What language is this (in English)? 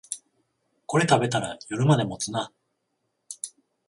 Japanese